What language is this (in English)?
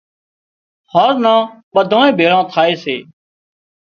Wadiyara Koli